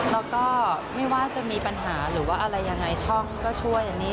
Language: Thai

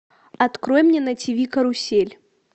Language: Russian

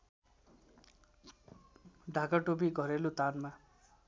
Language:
Nepali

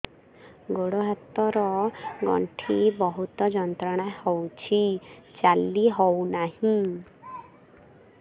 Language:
Odia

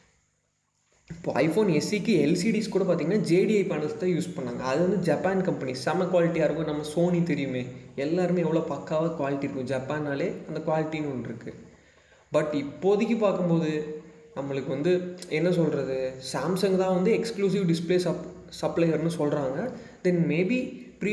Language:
Tamil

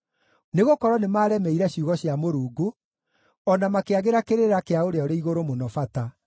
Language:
Kikuyu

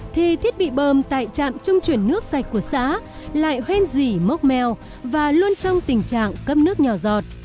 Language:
Vietnamese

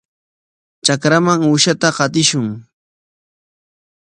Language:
Corongo Ancash Quechua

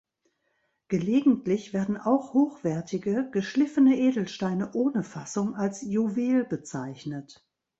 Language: German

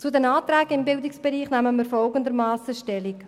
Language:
Swiss German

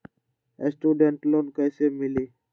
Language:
Magahi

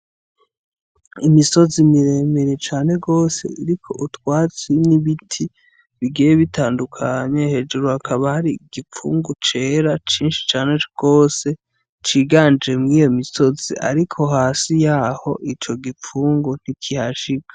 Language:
Rundi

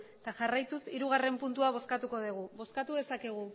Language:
Basque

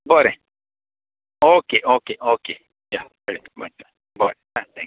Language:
Konkani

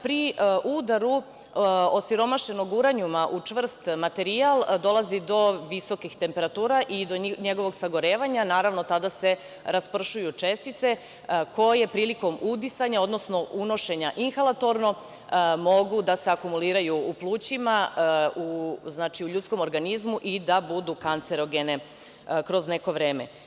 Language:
Serbian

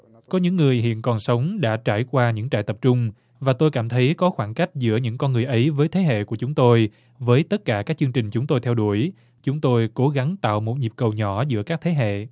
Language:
Vietnamese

